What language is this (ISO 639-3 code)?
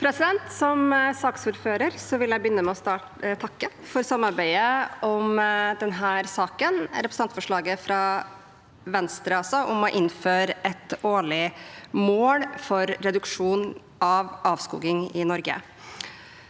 nor